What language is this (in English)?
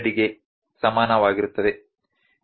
Kannada